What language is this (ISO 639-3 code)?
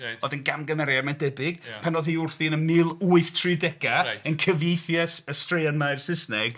cym